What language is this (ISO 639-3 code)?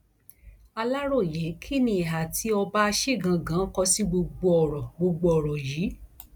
yor